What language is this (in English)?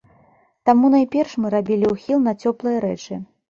Belarusian